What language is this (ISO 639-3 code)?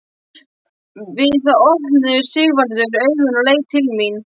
isl